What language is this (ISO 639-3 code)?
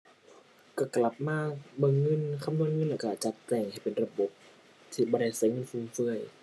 tha